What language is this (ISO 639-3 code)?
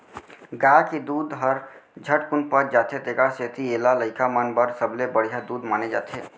hne